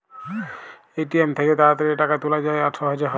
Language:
Bangla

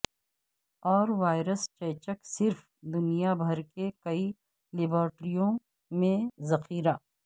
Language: Urdu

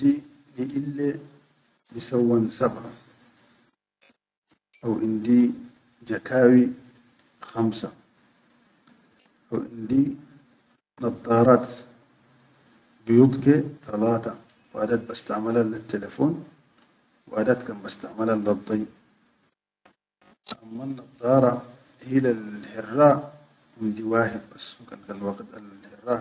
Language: Chadian Arabic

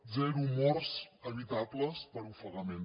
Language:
Catalan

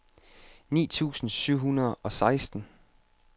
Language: Danish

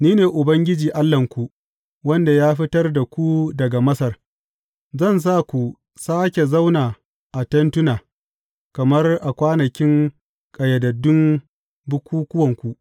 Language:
Hausa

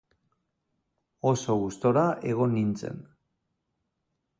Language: Basque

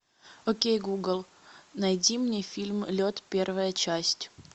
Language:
Russian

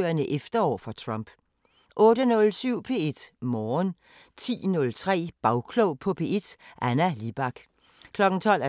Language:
Danish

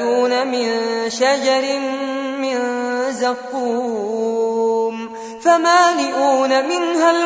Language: Arabic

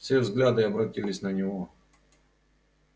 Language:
Russian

